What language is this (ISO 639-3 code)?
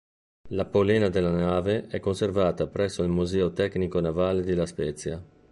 ita